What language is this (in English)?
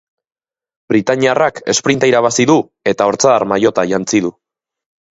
Basque